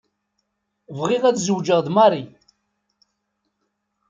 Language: Kabyle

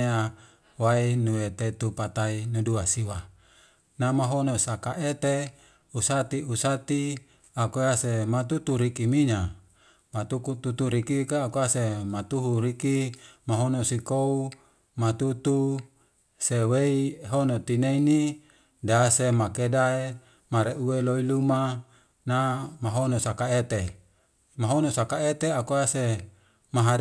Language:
Wemale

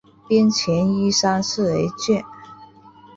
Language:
Chinese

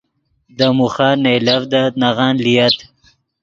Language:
Yidgha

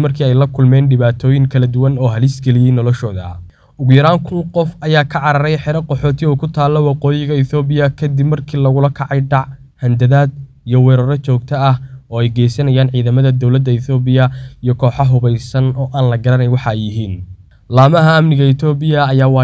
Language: Arabic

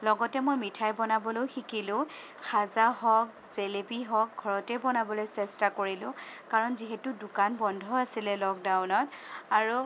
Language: Assamese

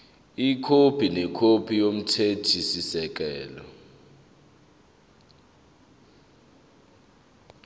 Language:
Zulu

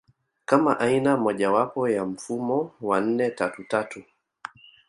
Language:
Swahili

